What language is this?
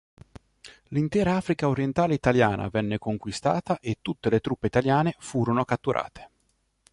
Italian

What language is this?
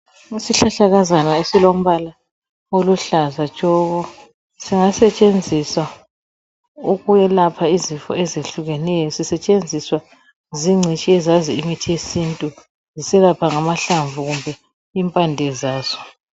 North Ndebele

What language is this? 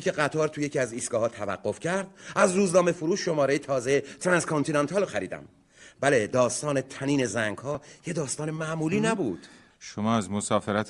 Persian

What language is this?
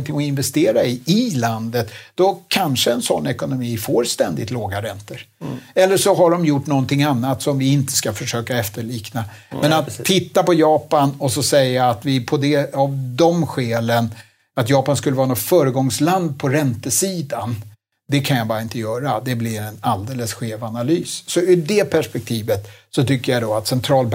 Swedish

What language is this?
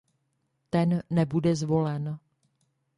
Czech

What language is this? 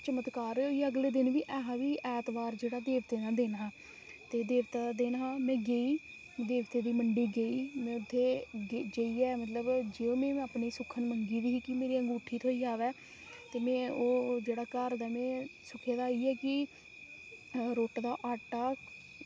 Dogri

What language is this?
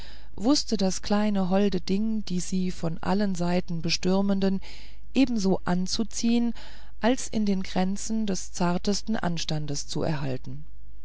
German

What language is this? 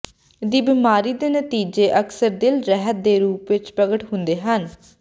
Punjabi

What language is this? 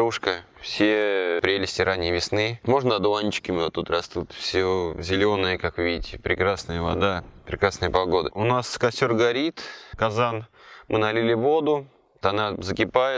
Russian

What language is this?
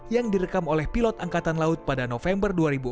Indonesian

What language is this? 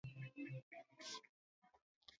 Swahili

